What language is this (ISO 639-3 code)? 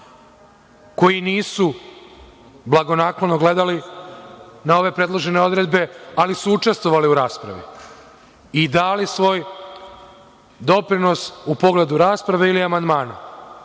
srp